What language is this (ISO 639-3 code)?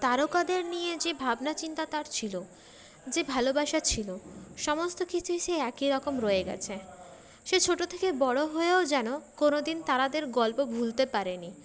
ben